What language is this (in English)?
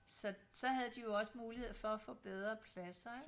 Danish